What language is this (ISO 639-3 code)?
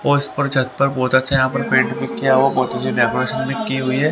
hin